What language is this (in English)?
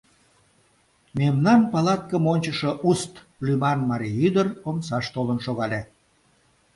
Mari